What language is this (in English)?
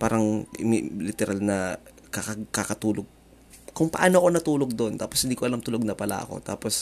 Filipino